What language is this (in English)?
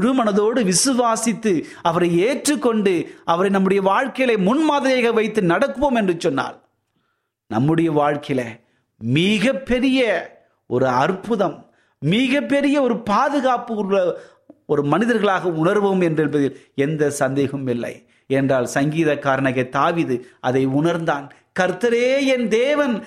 Tamil